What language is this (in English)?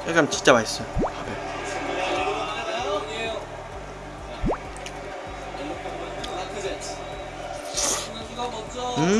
Korean